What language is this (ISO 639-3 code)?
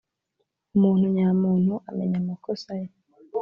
kin